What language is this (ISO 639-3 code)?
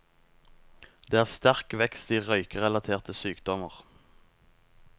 nor